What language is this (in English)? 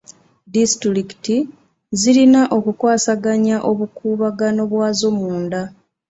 Ganda